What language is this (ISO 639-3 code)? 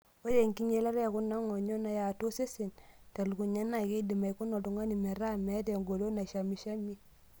mas